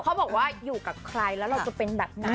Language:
Thai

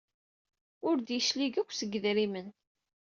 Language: Kabyle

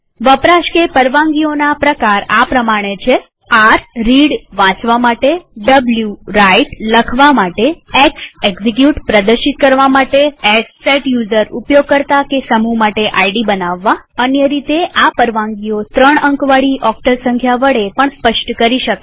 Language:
Gujarati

